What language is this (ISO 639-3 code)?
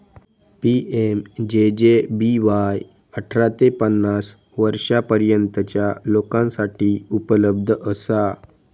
mar